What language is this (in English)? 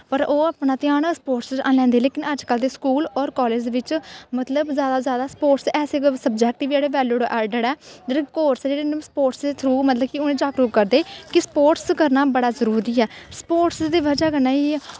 Dogri